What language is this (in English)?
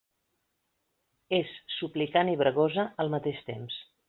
Catalan